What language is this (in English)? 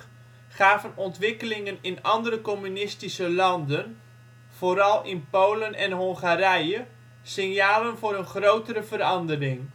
Dutch